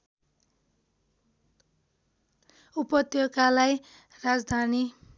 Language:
Nepali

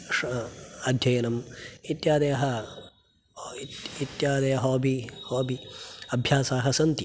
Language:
Sanskrit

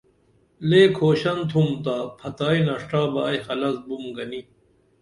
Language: Dameli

